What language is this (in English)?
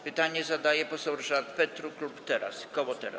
Polish